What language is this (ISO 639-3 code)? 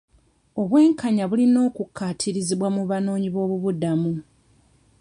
lug